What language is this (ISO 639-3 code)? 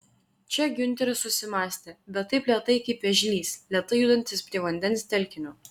lit